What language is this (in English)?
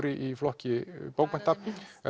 Icelandic